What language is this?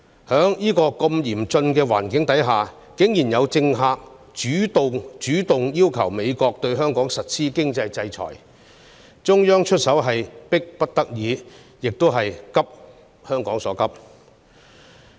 Cantonese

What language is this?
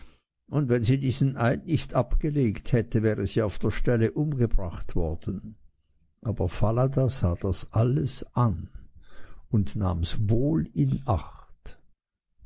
German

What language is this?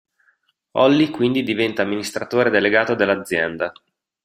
Italian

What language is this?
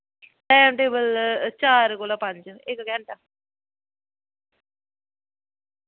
Dogri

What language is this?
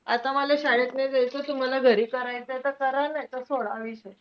Marathi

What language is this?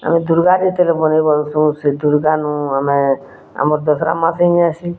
Odia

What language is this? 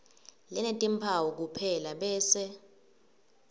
Swati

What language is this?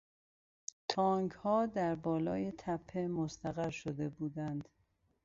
Persian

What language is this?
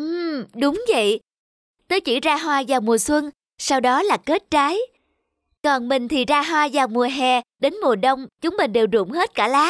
Vietnamese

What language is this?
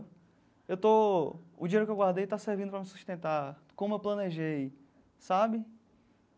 Portuguese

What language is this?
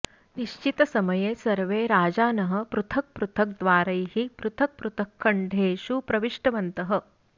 Sanskrit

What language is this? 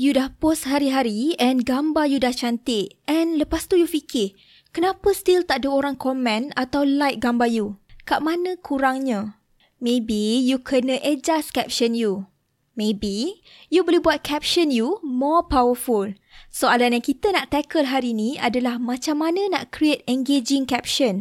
Malay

